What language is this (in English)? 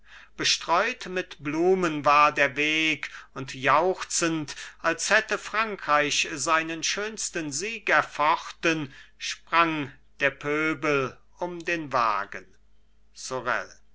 German